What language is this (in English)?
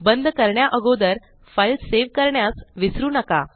Marathi